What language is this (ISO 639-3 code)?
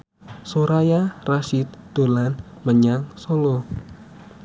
jav